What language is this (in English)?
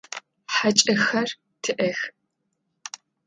Adyghe